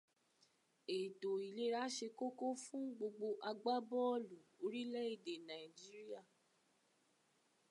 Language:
Yoruba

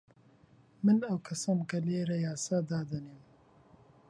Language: Central Kurdish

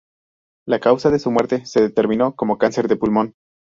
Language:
Spanish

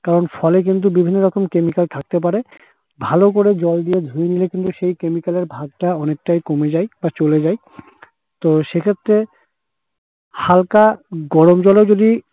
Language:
Bangla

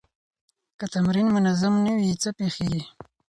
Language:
Pashto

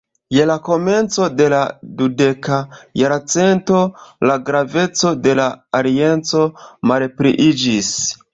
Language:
Esperanto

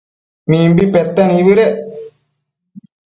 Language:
Matsés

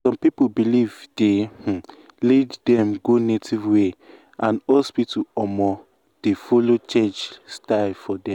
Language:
Nigerian Pidgin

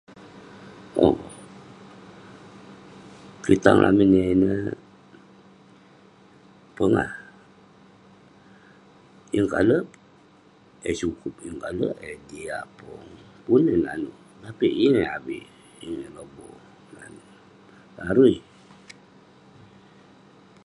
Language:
Western Penan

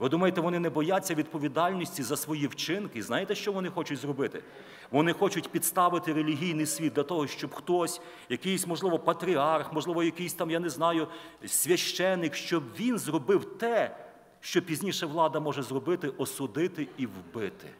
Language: Ukrainian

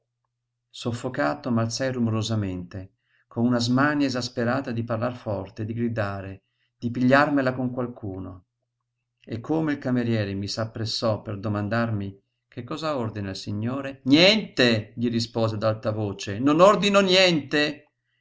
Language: Italian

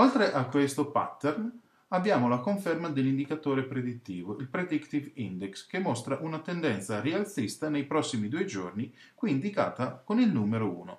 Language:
Italian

